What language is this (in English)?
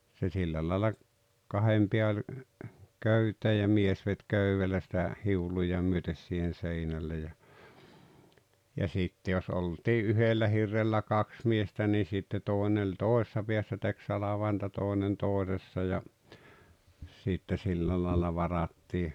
Finnish